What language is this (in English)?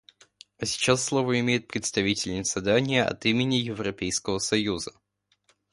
Russian